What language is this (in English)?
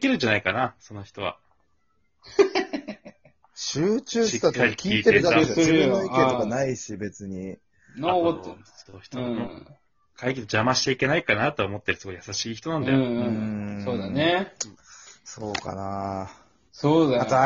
Japanese